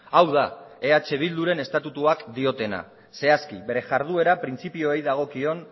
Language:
Basque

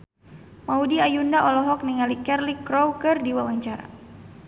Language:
Sundanese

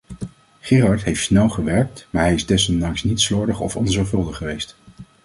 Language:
Dutch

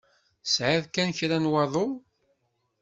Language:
Kabyle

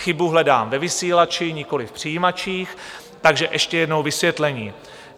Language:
Czech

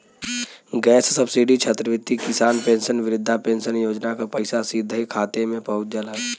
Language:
Bhojpuri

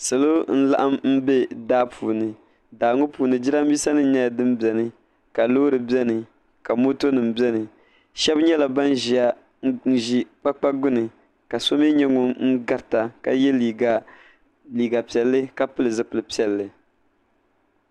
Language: Dagbani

